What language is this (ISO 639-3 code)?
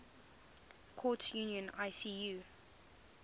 eng